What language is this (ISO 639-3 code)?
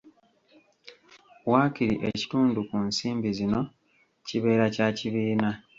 lug